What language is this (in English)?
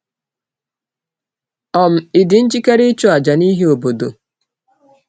Igbo